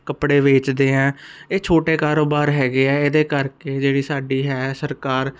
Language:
Punjabi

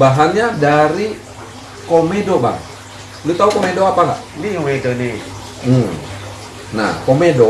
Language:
Indonesian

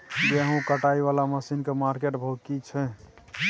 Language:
Maithili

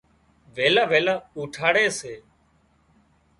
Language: Wadiyara Koli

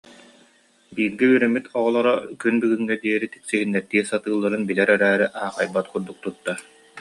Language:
Yakut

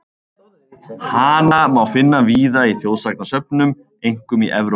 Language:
Icelandic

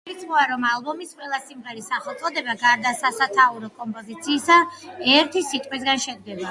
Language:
Georgian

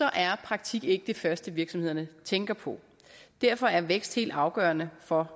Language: Danish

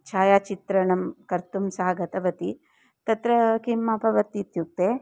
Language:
Sanskrit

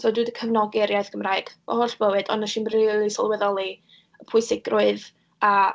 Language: Welsh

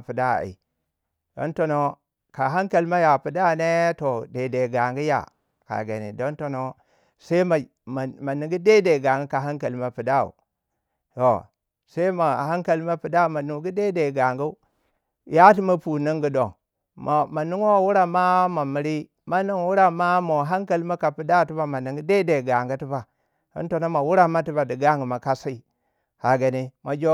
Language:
Waja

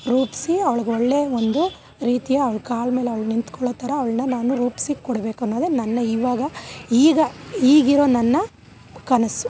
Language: Kannada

